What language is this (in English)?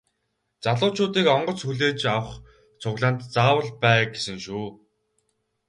Mongolian